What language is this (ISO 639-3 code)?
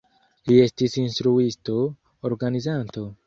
epo